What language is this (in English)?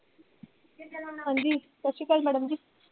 Punjabi